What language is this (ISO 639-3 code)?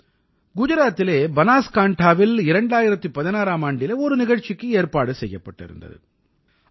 tam